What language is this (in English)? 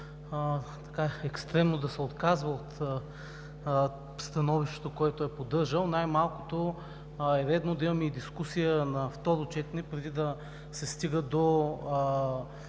Bulgarian